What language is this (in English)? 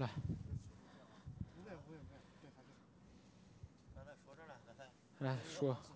Chinese